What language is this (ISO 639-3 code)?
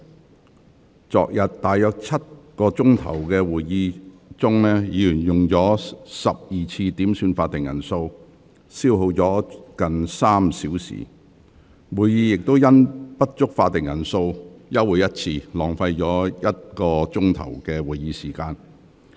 yue